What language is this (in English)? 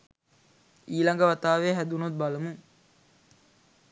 Sinhala